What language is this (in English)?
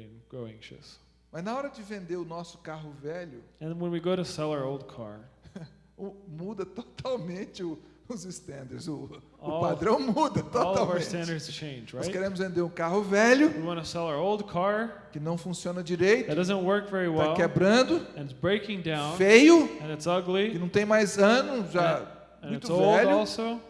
Portuguese